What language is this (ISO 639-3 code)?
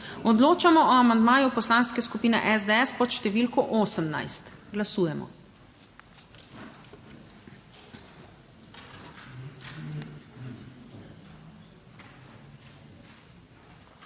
slv